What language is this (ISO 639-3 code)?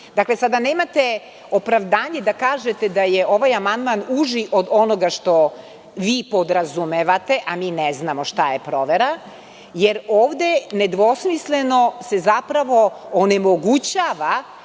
srp